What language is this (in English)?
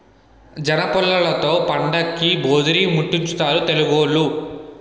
Telugu